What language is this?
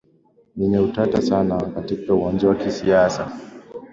Swahili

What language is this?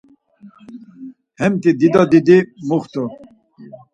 Laz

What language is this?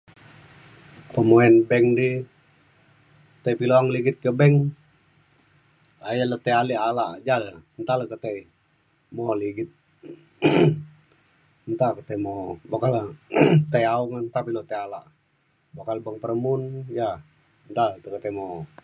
Mainstream Kenyah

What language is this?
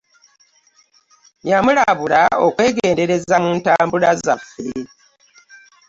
Ganda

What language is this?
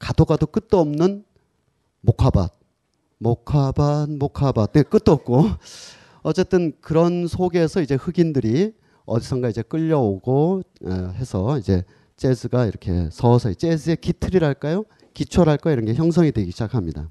Korean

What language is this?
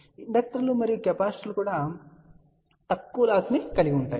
Telugu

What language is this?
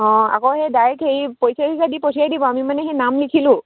Assamese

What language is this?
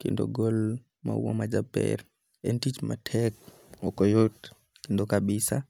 Luo (Kenya and Tanzania)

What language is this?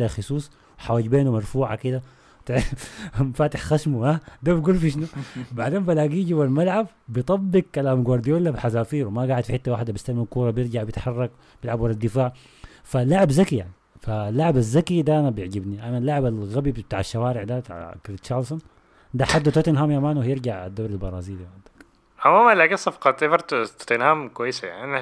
Arabic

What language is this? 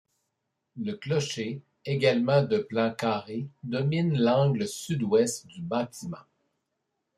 French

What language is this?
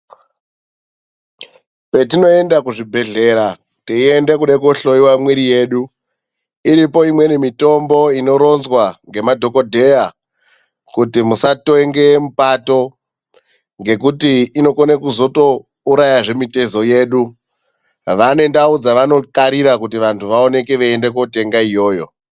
Ndau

